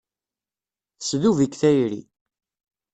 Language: Kabyle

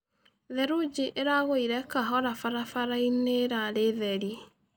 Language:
Kikuyu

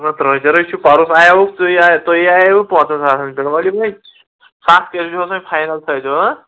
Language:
Kashmiri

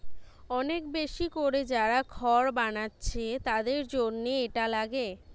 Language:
Bangla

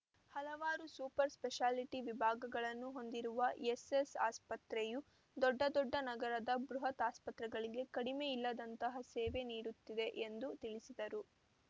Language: Kannada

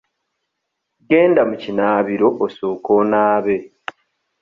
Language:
Ganda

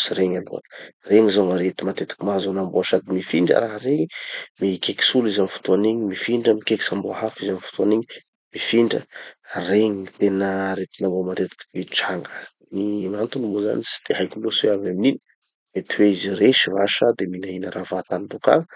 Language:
Tanosy Malagasy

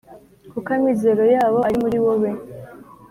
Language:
Kinyarwanda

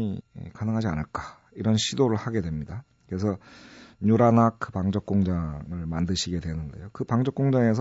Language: Korean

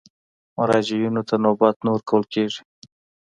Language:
Pashto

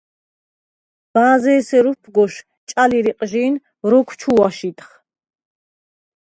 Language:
Svan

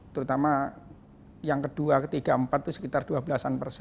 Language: Indonesian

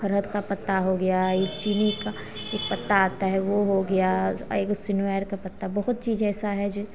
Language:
Hindi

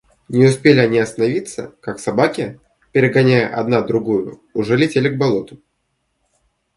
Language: Russian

